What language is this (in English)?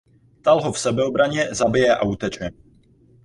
Czech